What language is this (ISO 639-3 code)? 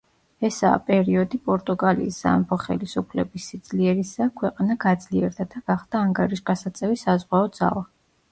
kat